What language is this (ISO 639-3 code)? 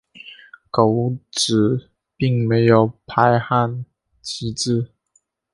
zho